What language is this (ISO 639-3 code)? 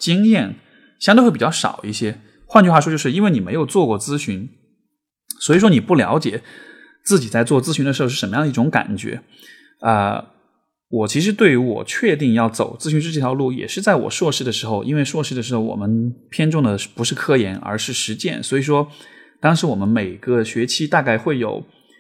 zho